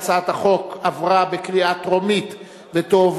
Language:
Hebrew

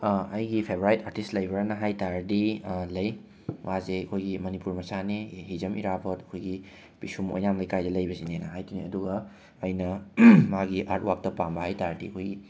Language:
Manipuri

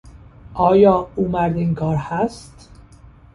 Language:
Persian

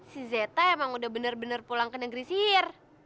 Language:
Indonesian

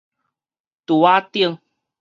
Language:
Min Nan Chinese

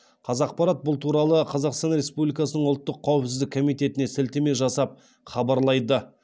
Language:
Kazakh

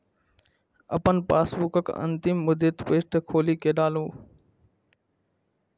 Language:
Maithili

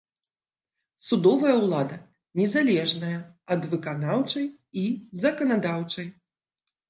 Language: Belarusian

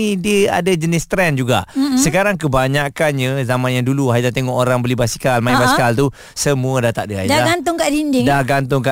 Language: Malay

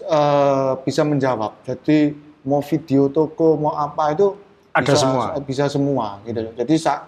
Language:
Indonesian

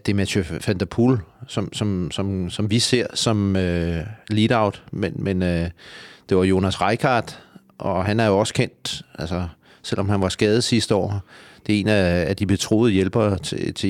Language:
Danish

